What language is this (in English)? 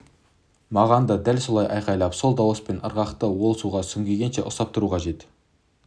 Kazakh